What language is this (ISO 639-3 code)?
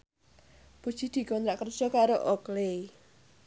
jav